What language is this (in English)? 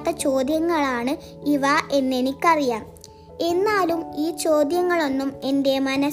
Malayalam